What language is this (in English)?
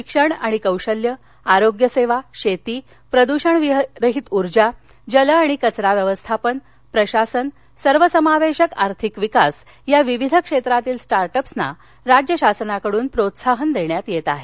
Marathi